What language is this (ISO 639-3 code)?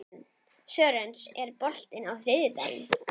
isl